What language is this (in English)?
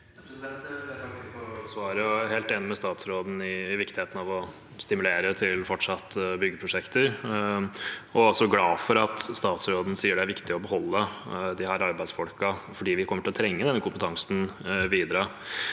Norwegian